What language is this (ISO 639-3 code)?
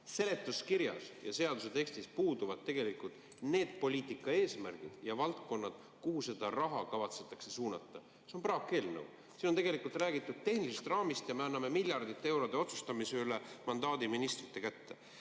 est